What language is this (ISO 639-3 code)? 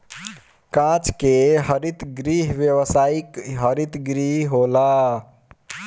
bho